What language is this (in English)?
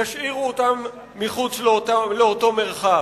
Hebrew